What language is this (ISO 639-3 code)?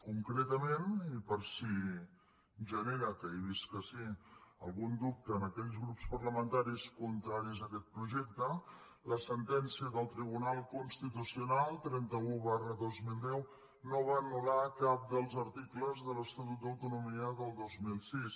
cat